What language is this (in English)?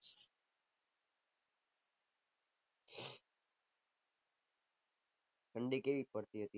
Gujarati